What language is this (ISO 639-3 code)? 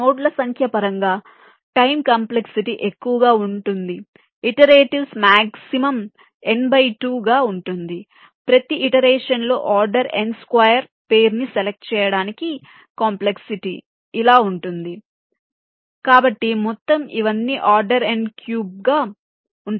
tel